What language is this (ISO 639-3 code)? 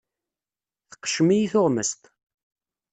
kab